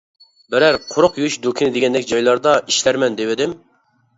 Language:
Uyghur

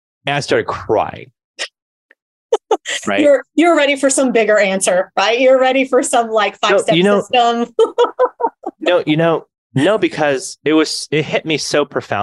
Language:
English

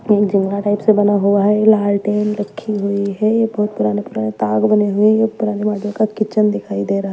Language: Hindi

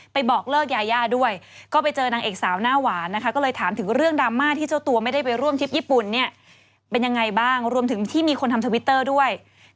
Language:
Thai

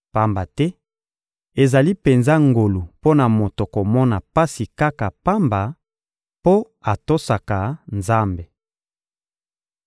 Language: Lingala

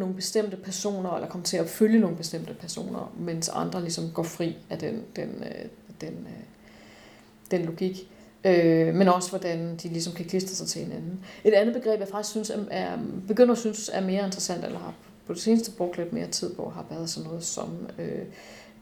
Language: Danish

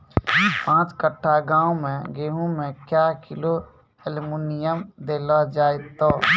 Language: Maithili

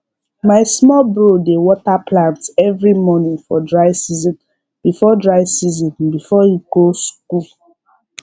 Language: Nigerian Pidgin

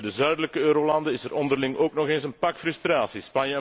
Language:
Dutch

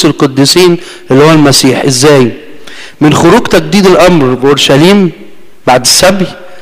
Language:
Arabic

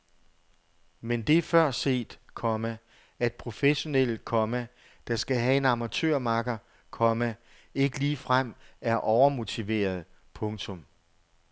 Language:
Danish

